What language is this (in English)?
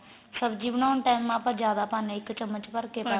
Punjabi